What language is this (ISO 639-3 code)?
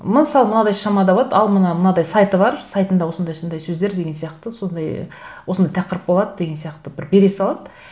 kaz